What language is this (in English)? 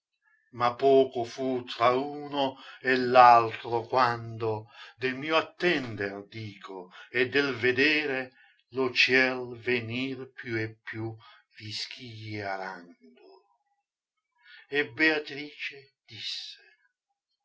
Italian